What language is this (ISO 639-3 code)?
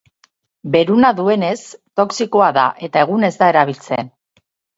eus